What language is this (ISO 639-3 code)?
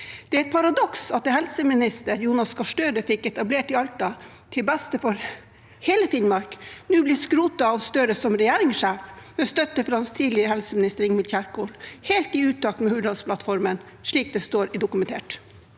nor